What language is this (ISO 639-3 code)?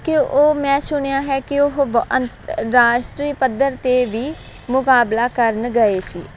pan